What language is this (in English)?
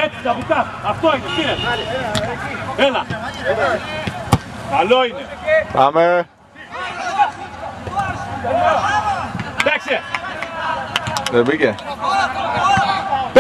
Greek